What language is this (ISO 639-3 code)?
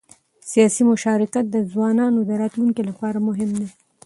pus